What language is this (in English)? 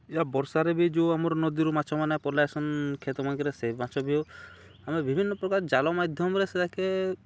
Odia